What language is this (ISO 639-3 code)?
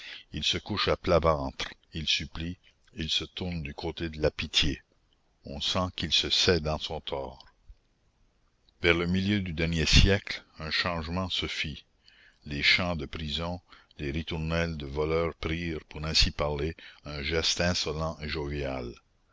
fra